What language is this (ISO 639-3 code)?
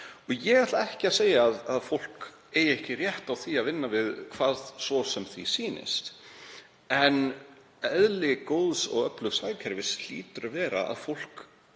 isl